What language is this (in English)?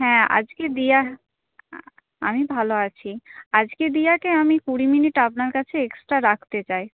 Bangla